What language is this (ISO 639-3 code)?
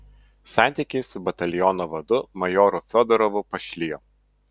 lit